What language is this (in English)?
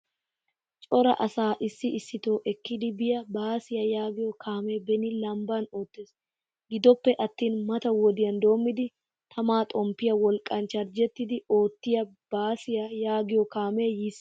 Wolaytta